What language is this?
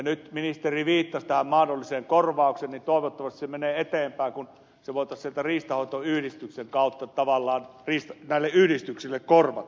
Finnish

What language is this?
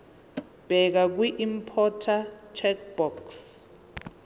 Zulu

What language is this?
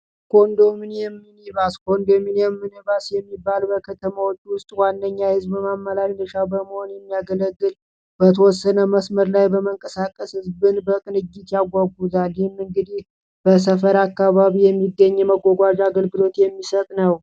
Amharic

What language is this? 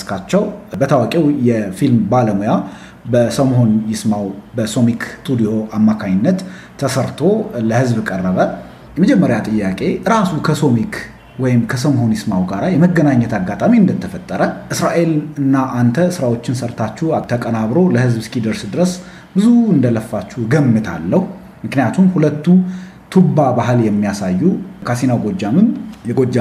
Amharic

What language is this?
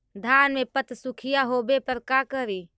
Magahi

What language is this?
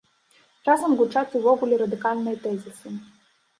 Belarusian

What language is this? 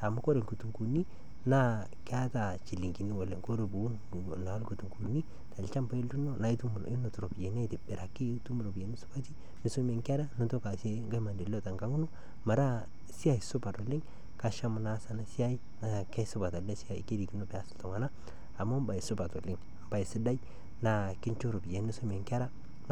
Masai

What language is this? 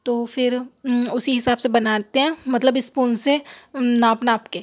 Urdu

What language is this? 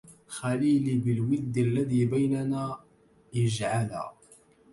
Arabic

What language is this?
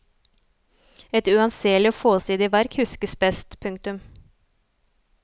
Norwegian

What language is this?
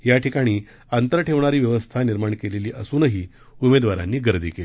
Marathi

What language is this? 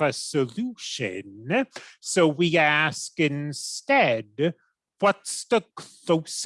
English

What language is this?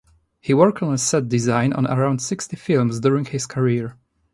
English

